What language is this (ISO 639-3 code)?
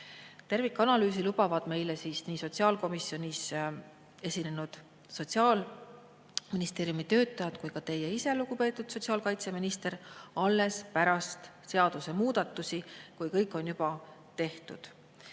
est